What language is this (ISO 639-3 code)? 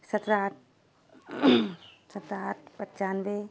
urd